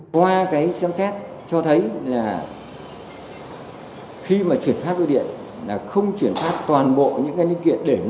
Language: Vietnamese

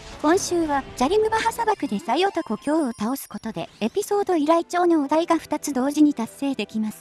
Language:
Japanese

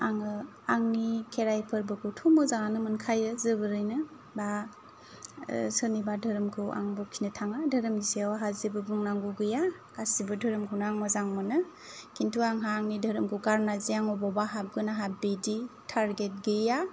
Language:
Bodo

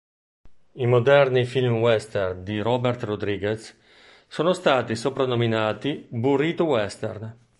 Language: Italian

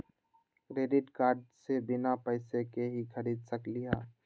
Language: Magahi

